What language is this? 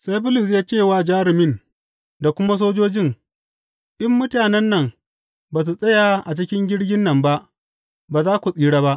Hausa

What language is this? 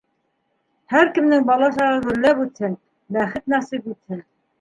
Bashkir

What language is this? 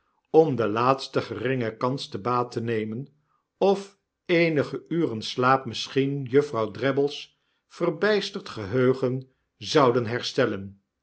Dutch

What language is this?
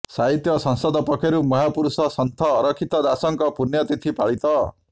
Odia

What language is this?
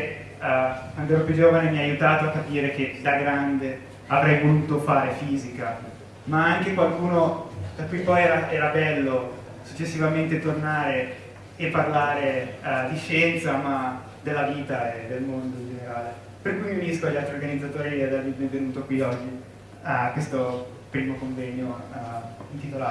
Italian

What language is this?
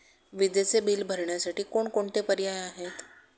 Marathi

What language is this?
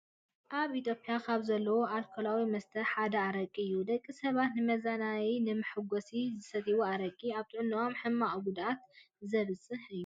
Tigrinya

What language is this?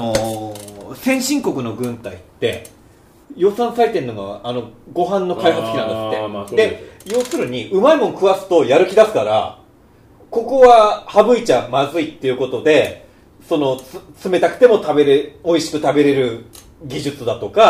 Japanese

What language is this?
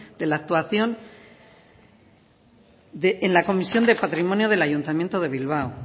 Spanish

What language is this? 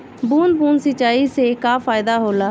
Bhojpuri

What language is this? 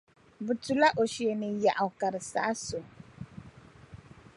Dagbani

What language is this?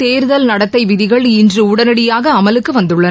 Tamil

